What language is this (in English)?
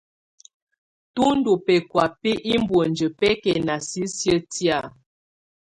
Tunen